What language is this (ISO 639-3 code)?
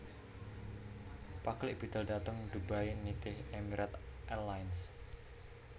jav